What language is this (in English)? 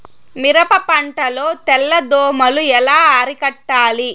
Telugu